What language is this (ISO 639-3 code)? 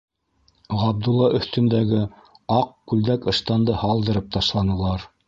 bak